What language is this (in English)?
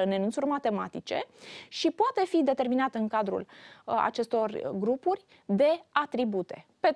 Romanian